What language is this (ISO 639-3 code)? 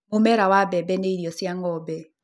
kik